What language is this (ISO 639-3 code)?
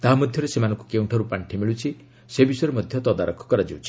ori